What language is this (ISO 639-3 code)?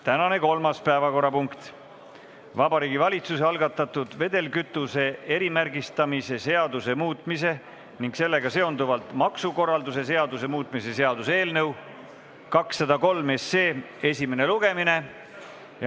est